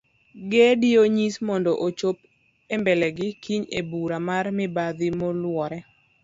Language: Luo (Kenya and Tanzania)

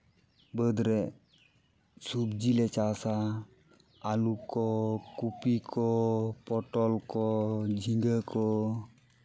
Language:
Santali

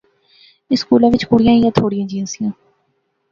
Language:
Pahari-Potwari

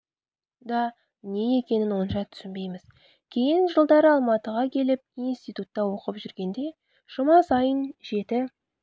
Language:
Kazakh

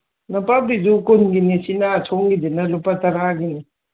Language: Manipuri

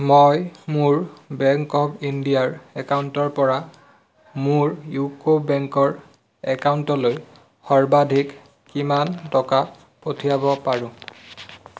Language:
Assamese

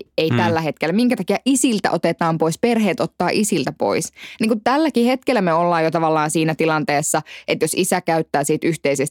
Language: Finnish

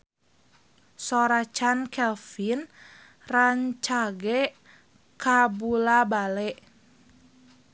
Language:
Sundanese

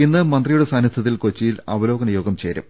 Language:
Malayalam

